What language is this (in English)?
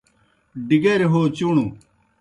Kohistani Shina